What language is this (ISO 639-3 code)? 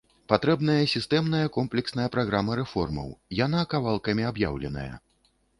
bel